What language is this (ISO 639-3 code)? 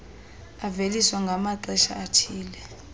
xho